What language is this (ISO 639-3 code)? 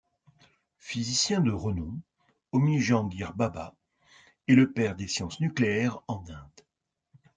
fra